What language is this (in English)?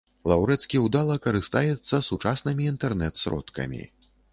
Belarusian